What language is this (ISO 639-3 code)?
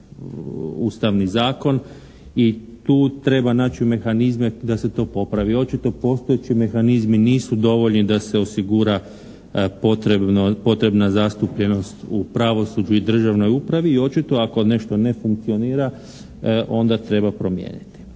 hrv